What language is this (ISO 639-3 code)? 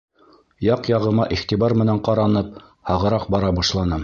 bak